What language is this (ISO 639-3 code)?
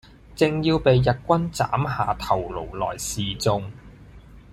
yue